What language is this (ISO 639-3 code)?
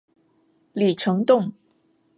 zho